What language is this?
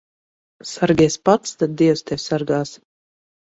Latvian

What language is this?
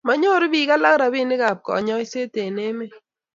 Kalenjin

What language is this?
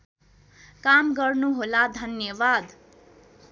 Nepali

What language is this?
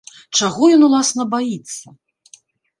Belarusian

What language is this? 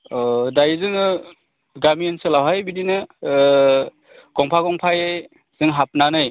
Bodo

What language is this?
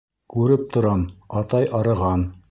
Bashkir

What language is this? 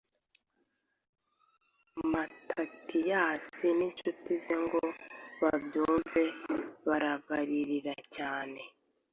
Kinyarwanda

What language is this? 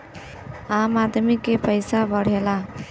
Bhojpuri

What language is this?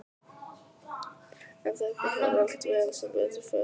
Icelandic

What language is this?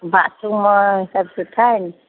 Sindhi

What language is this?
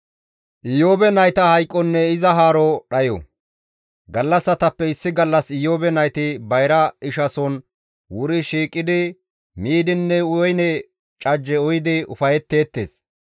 Gamo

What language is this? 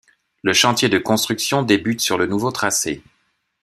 French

